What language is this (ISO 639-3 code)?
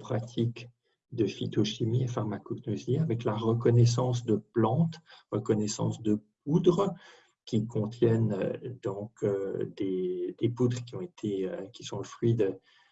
fra